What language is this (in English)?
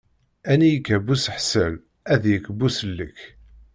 Kabyle